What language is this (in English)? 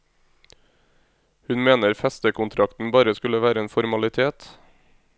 Norwegian